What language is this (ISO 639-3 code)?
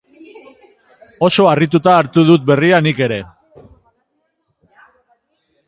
eus